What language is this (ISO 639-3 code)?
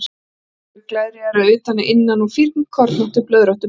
isl